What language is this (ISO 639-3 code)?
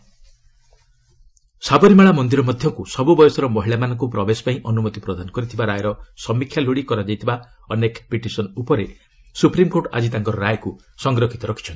ori